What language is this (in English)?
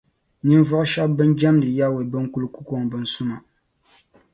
Dagbani